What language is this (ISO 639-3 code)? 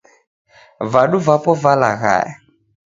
dav